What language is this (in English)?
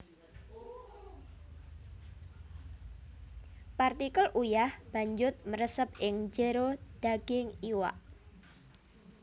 Javanese